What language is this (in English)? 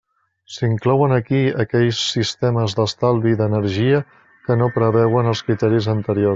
Catalan